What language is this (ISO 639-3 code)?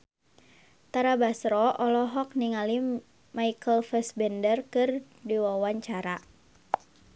sun